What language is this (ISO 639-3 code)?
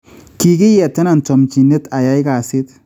kln